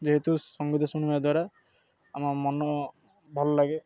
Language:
Odia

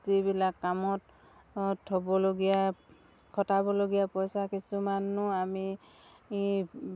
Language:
Assamese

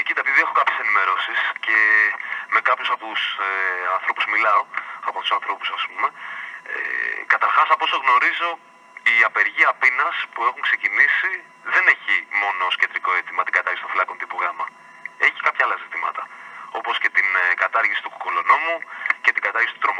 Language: Greek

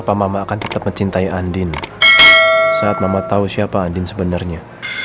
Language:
Indonesian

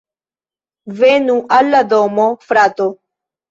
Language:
Esperanto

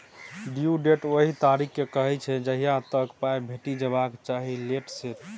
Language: Maithili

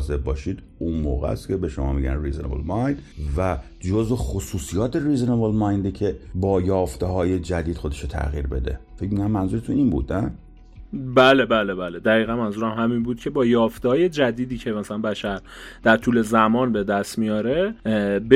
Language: Persian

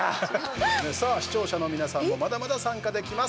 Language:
Japanese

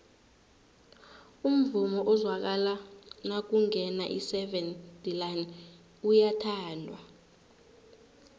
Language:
South Ndebele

